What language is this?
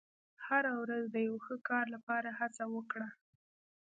Pashto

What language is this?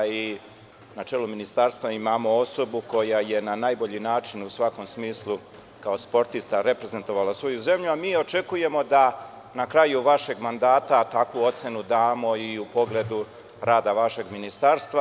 Serbian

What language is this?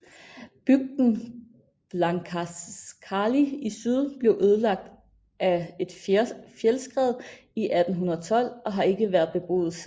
Danish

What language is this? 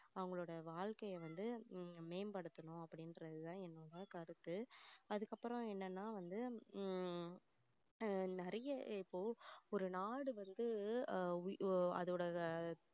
Tamil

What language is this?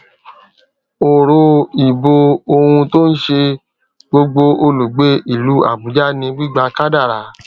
Yoruba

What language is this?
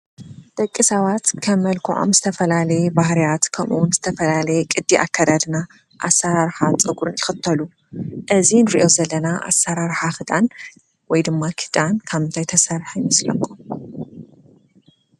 Tigrinya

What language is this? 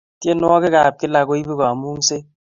Kalenjin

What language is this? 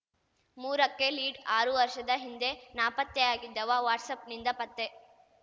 Kannada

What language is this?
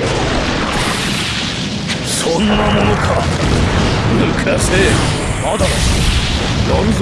Japanese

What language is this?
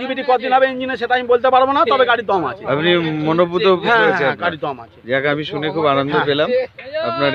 Hindi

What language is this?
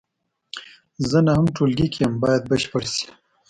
Pashto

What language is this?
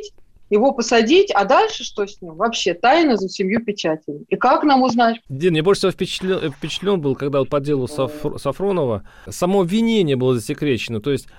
Russian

